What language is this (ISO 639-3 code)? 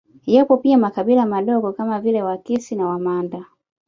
swa